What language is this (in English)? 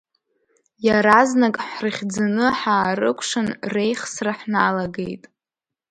Abkhazian